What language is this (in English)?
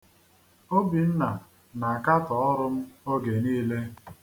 Igbo